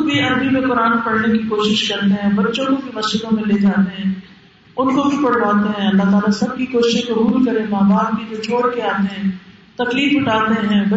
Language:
Urdu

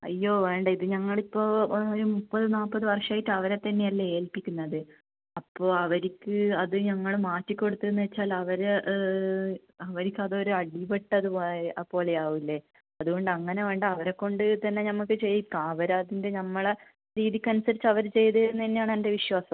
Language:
Malayalam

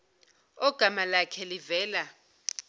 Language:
Zulu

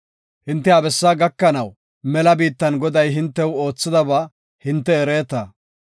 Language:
Gofa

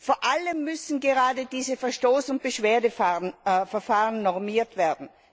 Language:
German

